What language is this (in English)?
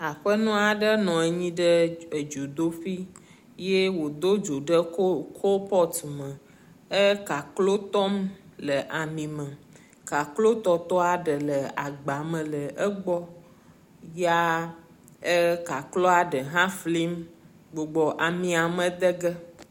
Ewe